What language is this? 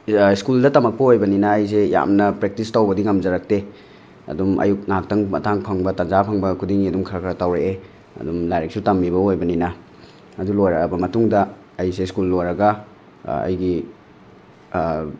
Manipuri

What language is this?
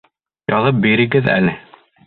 Bashkir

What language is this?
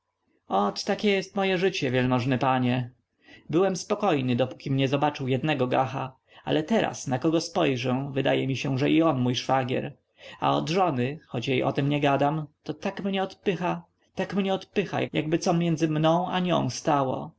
Polish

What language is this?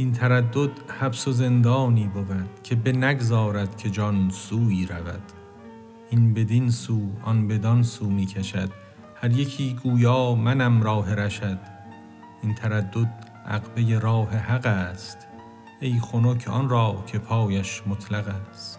Persian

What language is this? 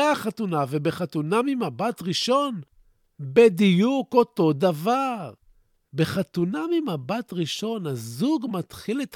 Hebrew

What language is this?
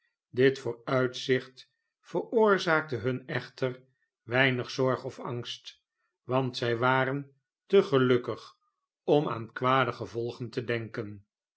Dutch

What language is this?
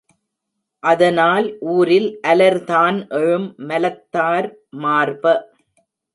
Tamil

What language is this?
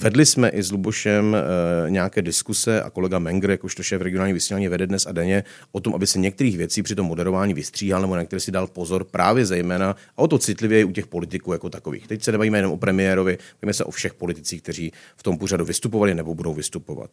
Czech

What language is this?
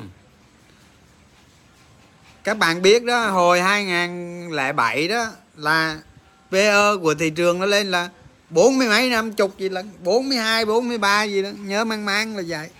Vietnamese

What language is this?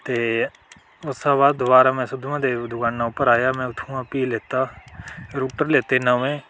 Dogri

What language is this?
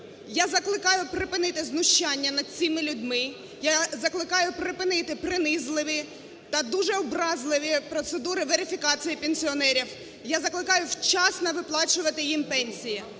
Ukrainian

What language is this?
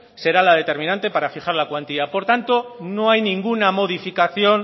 Spanish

